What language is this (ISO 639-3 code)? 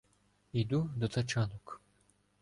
ukr